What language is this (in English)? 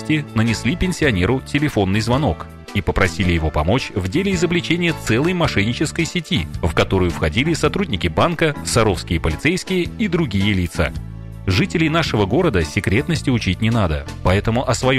Russian